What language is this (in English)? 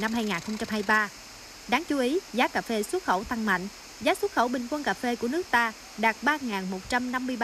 Vietnamese